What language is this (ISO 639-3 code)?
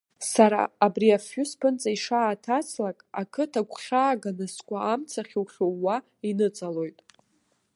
abk